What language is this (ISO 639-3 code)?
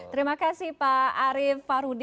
ind